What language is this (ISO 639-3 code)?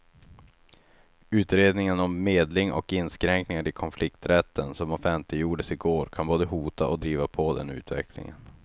swe